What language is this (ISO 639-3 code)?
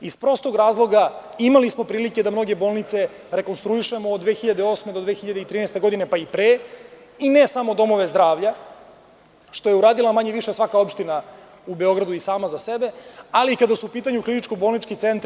srp